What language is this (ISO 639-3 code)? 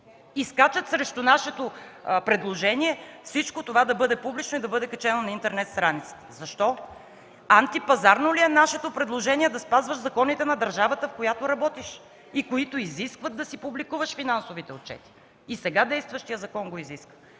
bul